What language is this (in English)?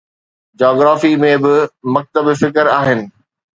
Sindhi